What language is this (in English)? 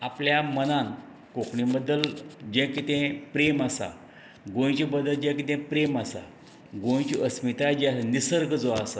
Konkani